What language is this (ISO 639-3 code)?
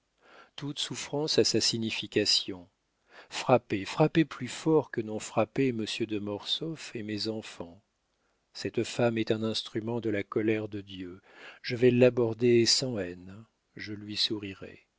fra